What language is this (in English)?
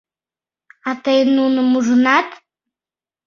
Mari